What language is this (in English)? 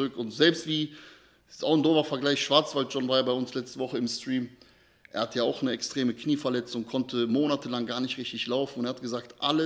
German